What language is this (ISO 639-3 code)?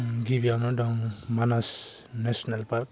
brx